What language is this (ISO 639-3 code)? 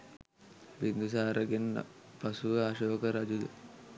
sin